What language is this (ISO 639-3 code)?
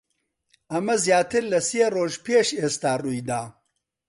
ckb